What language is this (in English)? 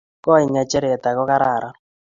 Kalenjin